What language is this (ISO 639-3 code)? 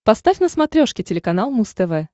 rus